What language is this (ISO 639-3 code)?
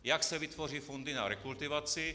ces